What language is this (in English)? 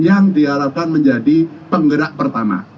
Indonesian